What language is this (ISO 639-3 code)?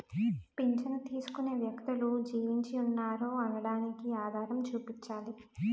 tel